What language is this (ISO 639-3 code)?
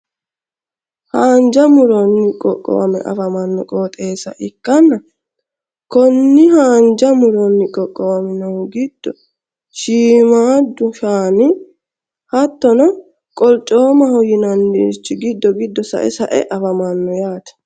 sid